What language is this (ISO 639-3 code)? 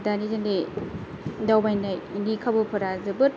brx